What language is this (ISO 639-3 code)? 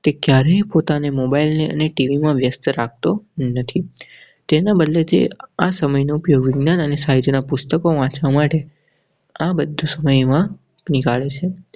guj